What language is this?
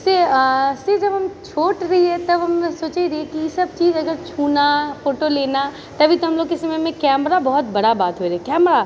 Maithili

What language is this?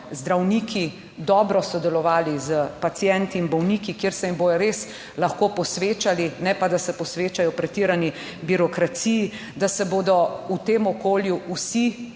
Slovenian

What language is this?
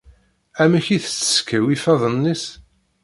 Kabyle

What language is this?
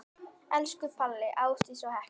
Icelandic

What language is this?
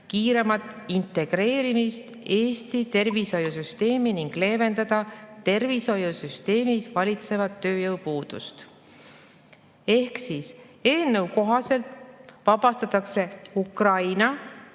Estonian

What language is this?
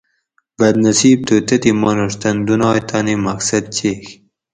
Gawri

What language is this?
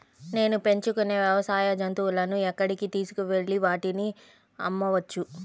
Telugu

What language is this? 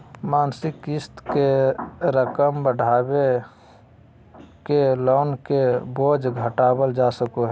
Magahi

